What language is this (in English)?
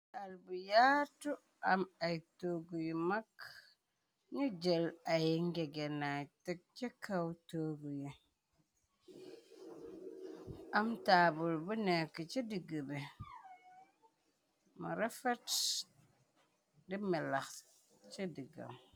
Wolof